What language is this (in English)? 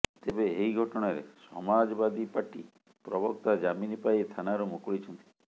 Odia